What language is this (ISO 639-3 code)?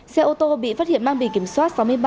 vie